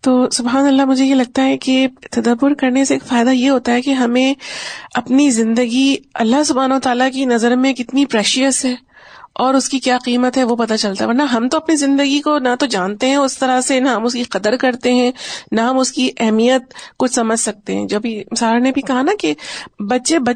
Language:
Urdu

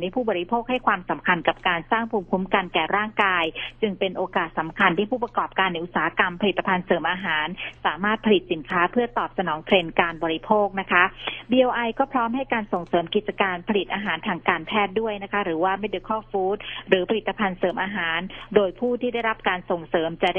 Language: Thai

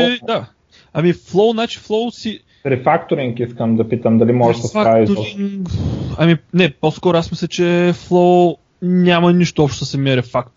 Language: Bulgarian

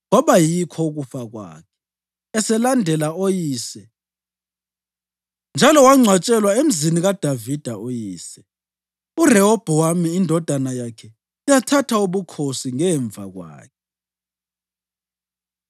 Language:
North Ndebele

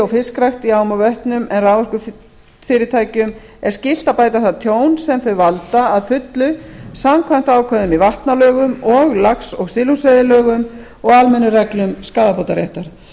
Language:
Icelandic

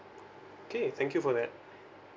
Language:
English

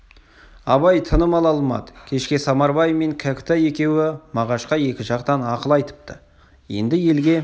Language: Kazakh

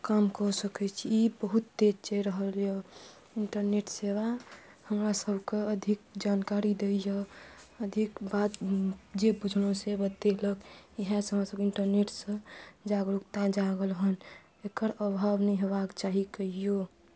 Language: Maithili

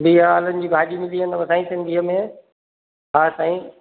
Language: Sindhi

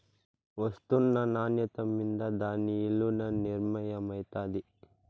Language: Telugu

